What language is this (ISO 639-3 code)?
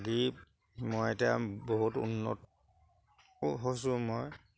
asm